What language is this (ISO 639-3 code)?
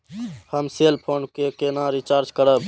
mai